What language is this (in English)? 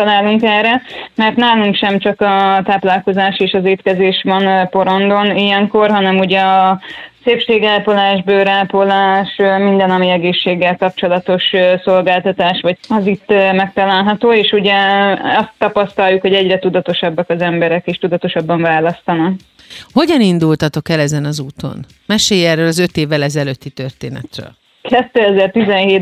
Hungarian